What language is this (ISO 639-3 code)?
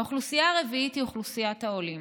heb